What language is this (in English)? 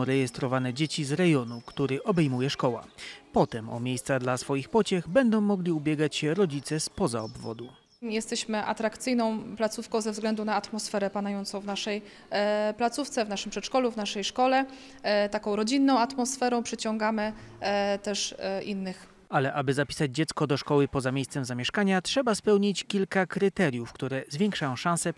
Polish